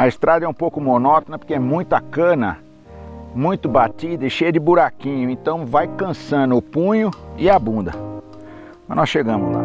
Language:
Portuguese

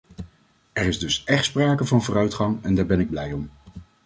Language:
Dutch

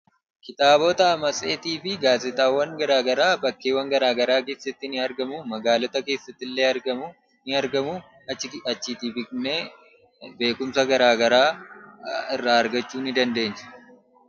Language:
Oromo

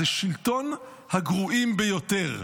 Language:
Hebrew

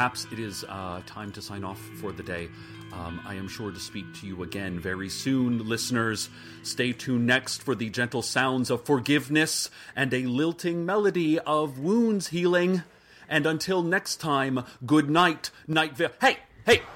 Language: German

